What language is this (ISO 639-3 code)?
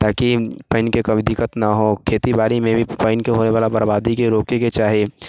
mai